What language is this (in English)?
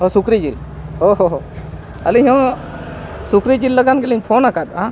Santali